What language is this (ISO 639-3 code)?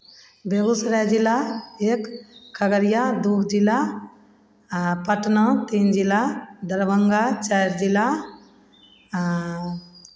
mai